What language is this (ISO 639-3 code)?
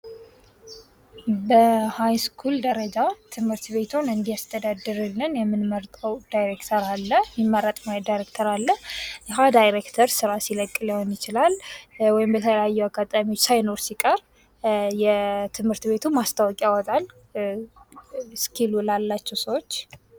amh